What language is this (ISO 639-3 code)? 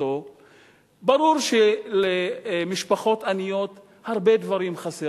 heb